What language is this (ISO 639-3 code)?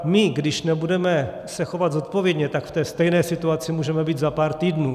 ces